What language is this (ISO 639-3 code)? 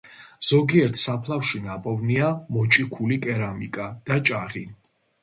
kat